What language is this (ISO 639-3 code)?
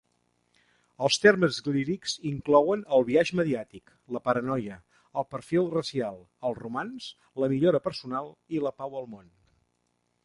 cat